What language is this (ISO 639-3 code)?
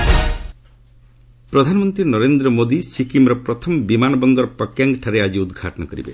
ori